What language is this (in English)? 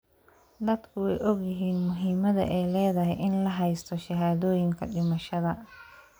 Somali